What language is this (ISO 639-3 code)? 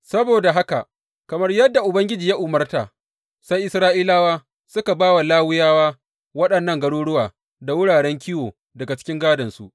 hau